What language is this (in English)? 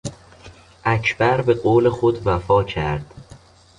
Persian